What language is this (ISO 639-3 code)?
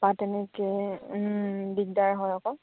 asm